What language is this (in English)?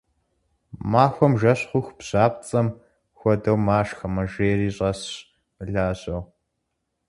Kabardian